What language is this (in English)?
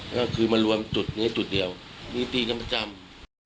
Thai